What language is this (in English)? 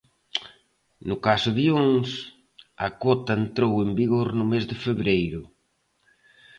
Galician